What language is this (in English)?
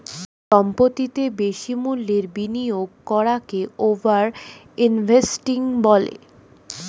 Bangla